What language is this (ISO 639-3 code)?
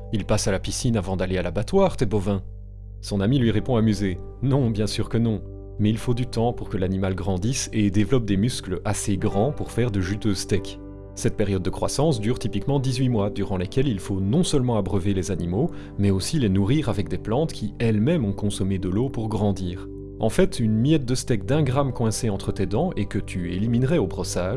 fra